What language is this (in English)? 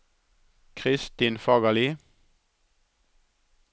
Norwegian